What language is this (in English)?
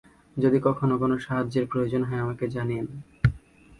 Bangla